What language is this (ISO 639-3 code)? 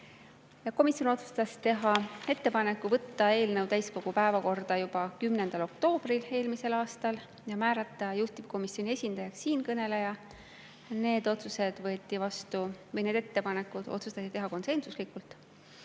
est